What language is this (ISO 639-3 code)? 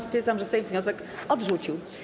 pol